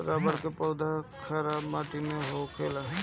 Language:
Bhojpuri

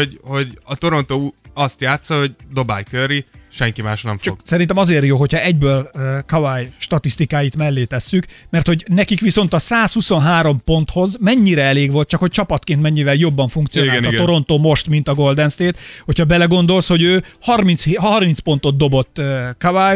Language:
Hungarian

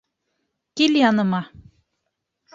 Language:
Bashkir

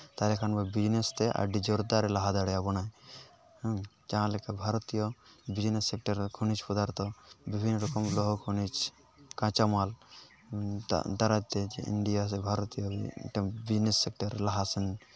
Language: Santali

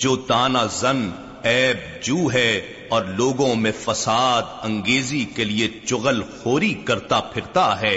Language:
Urdu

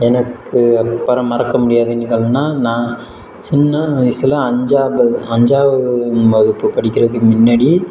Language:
Tamil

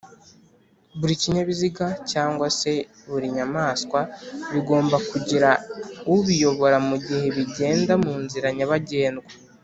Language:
Kinyarwanda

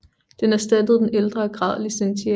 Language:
Danish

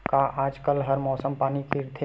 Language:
Chhattisgarhi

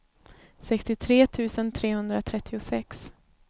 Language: Swedish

